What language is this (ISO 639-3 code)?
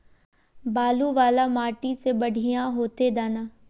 mag